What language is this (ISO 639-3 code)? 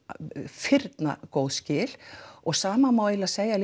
isl